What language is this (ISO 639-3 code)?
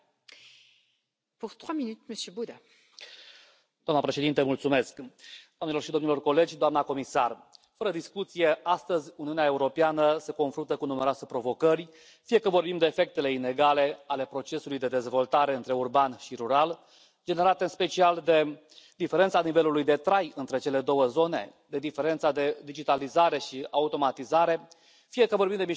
ron